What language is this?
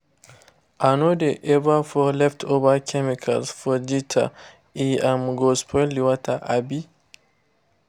Nigerian Pidgin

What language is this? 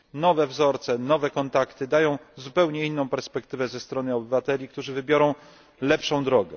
Polish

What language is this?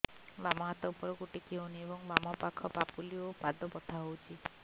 Odia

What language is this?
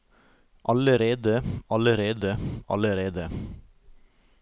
Norwegian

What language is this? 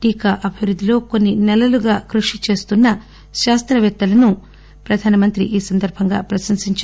Telugu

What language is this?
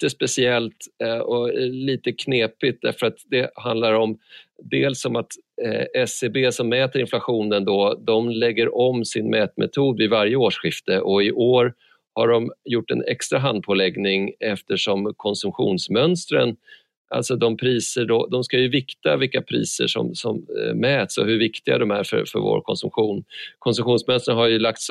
Swedish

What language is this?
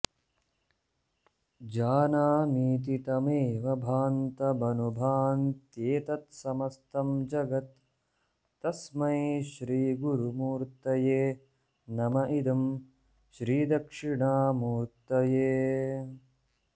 Sanskrit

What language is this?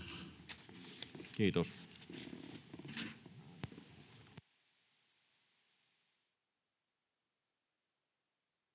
Finnish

